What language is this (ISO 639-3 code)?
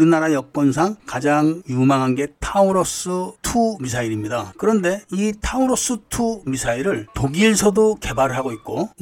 kor